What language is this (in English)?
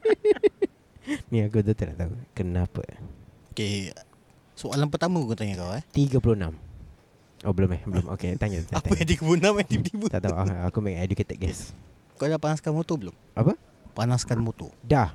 Malay